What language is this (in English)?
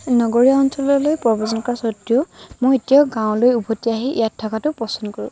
Assamese